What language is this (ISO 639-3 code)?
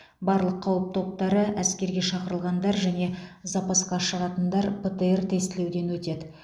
kaz